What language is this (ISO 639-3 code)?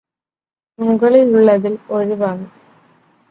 mal